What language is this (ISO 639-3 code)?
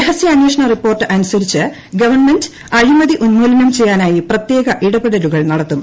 mal